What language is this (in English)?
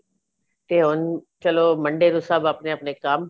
Punjabi